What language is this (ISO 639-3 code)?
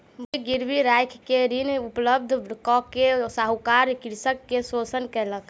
mai